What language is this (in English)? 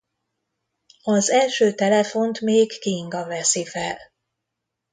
Hungarian